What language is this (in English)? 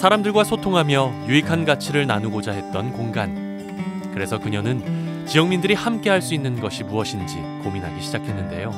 Korean